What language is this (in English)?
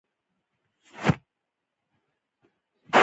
Pashto